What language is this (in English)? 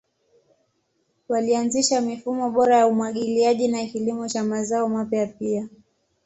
Swahili